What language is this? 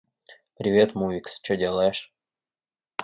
Russian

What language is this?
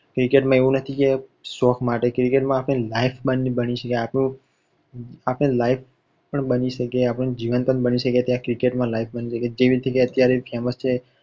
Gujarati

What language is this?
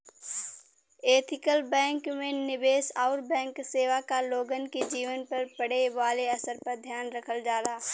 Bhojpuri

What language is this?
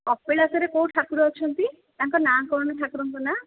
Odia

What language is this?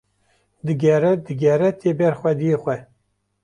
Kurdish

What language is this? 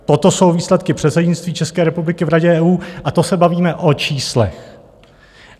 Czech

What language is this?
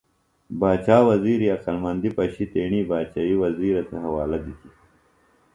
Phalura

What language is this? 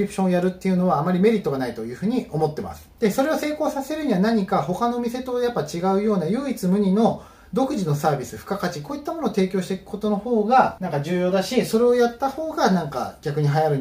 Japanese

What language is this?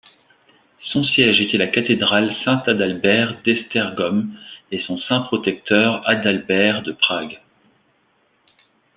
French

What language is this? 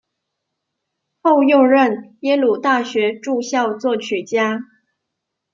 Chinese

